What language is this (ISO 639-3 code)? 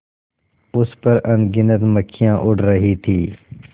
hin